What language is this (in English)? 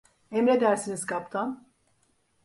Turkish